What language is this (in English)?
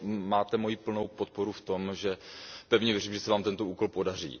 Czech